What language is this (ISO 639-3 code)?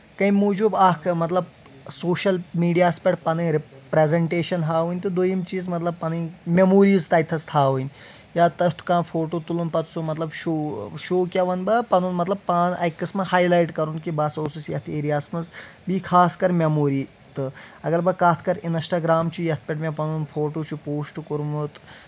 kas